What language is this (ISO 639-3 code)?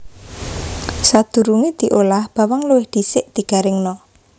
jav